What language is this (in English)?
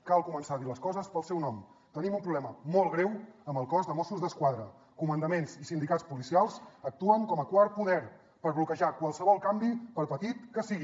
Catalan